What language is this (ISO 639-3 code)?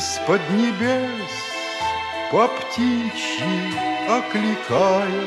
rus